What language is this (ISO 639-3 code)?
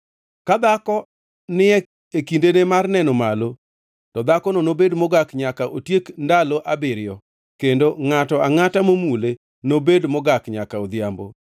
luo